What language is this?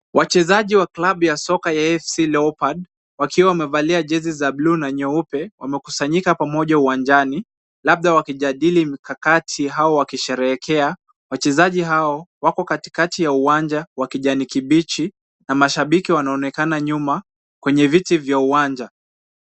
Swahili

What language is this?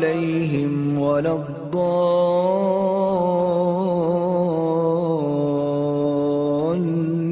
Urdu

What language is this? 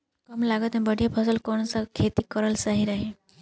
Bhojpuri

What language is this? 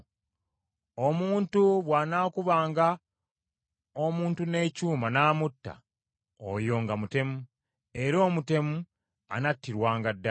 Ganda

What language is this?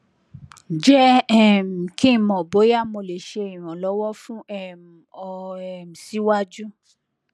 Yoruba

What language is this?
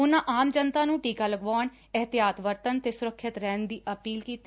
Punjabi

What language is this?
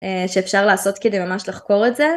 Hebrew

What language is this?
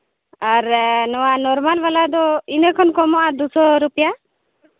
Santali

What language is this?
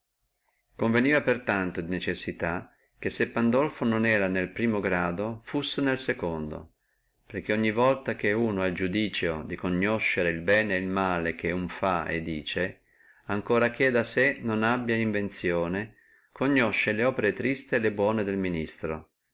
Italian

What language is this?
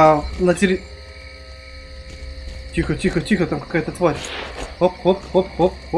Russian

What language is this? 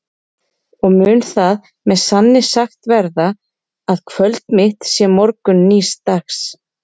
Icelandic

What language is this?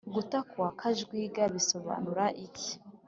Kinyarwanda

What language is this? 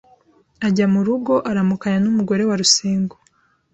Kinyarwanda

